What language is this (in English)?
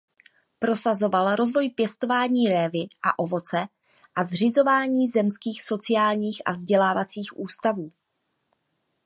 Czech